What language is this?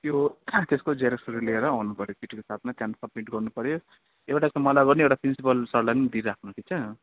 Nepali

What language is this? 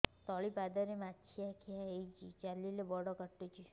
Odia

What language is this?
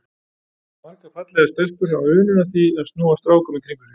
Icelandic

